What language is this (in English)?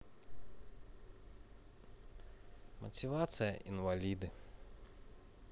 Russian